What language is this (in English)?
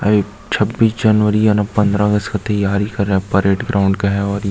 Hindi